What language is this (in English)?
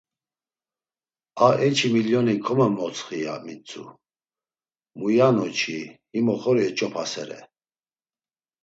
Laz